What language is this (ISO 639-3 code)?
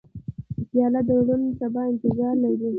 pus